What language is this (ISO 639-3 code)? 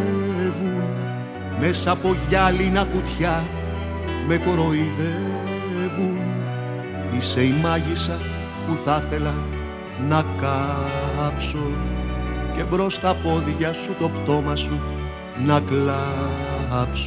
ell